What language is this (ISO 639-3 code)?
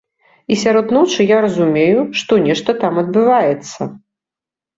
bel